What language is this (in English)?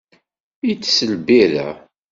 Kabyle